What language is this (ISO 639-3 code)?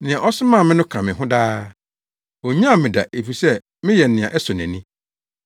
aka